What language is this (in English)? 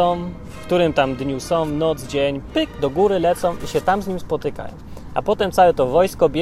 Polish